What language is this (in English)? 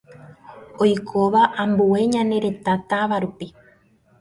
Guarani